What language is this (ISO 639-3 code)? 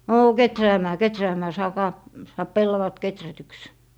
fin